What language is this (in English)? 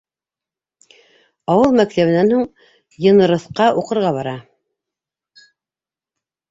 Bashkir